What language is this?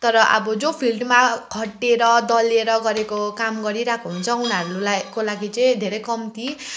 Nepali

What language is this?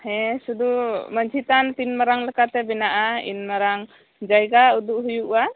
Santali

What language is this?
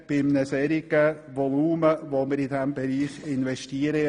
Swiss German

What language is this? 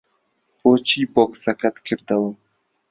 Central Kurdish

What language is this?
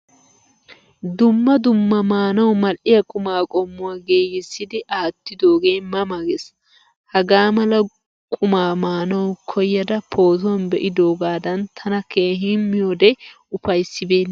Wolaytta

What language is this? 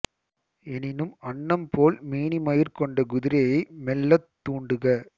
Tamil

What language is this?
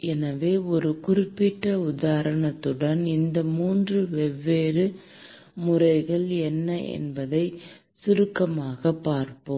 Tamil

